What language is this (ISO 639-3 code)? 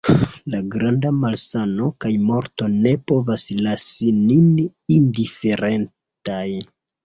epo